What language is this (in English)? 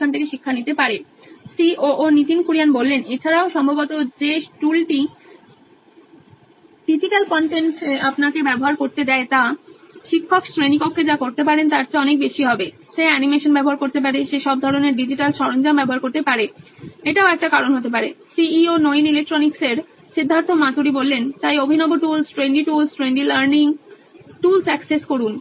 Bangla